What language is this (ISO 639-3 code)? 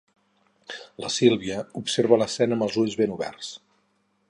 cat